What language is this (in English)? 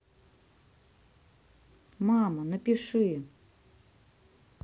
Russian